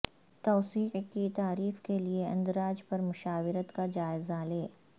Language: Urdu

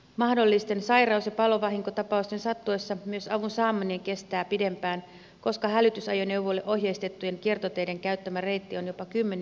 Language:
Finnish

